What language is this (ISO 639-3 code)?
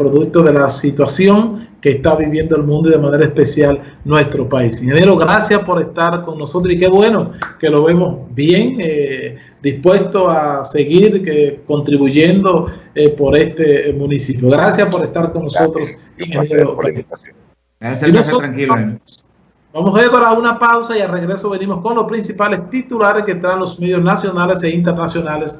spa